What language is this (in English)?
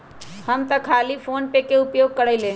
Magahi